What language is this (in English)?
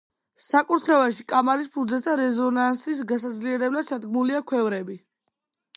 Georgian